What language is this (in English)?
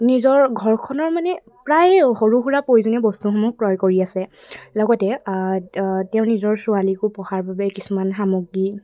Assamese